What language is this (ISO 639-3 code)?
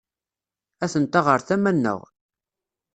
kab